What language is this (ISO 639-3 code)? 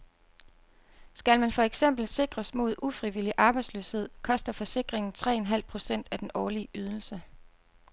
dan